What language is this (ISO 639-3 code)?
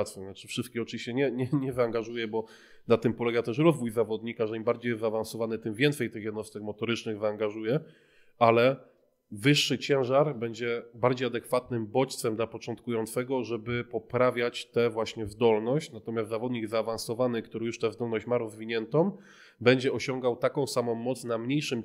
pol